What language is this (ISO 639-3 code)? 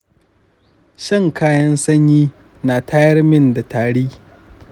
hau